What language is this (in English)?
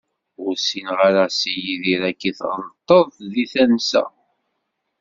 Kabyle